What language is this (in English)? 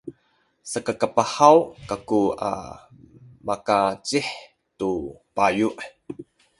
Sakizaya